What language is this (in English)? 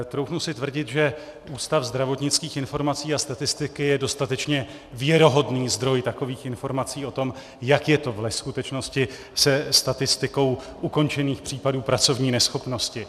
Czech